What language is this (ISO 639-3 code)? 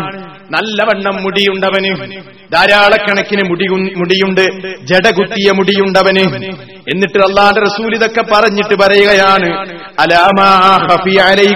mal